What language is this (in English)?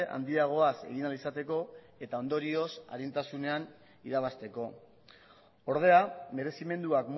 Basque